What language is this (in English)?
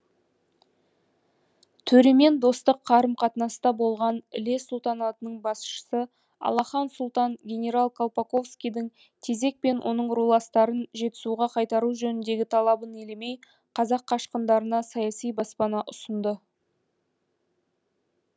Kazakh